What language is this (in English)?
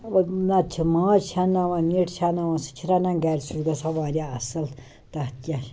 Kashmiri